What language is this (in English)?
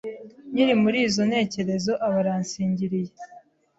Kinyarwanda